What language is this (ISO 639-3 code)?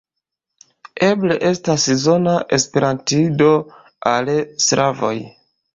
epo